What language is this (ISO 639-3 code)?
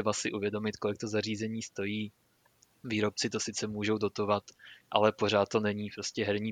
ces